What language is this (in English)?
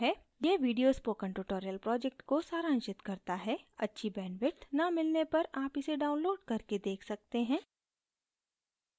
Hindi